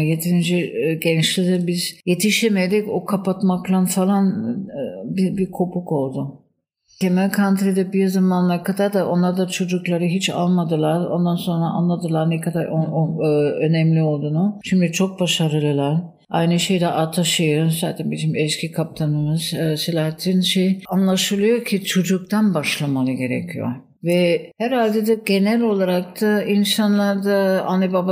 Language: Turkish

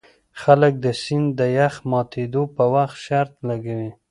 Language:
Pashto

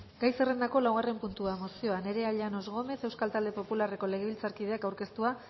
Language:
Basque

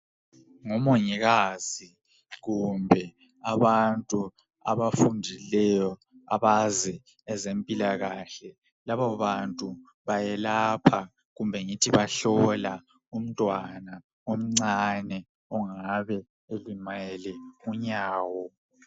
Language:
North Ndebele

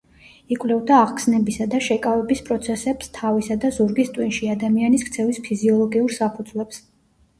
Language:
Georgian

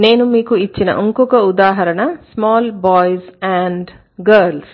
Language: Telugu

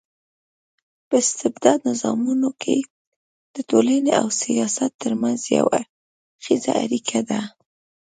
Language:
Pashto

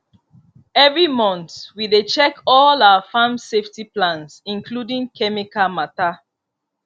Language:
Nigerian Pidgin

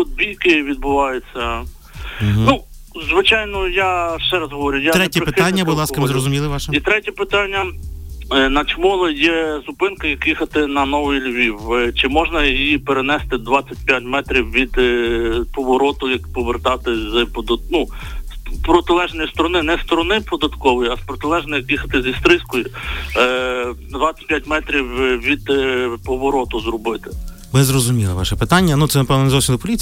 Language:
Ukrainian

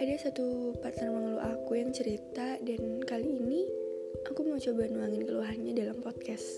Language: Indonesian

